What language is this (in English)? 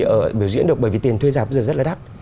Vietnamese